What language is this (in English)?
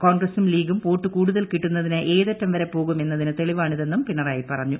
Malayalam